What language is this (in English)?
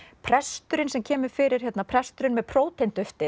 Icelandic